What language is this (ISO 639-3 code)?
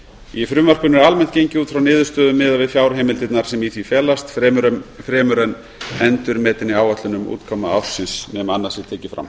isl